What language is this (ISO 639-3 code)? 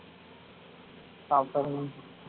tam